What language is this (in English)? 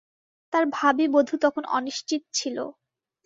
Bangla